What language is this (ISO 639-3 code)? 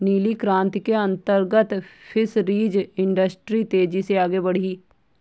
hin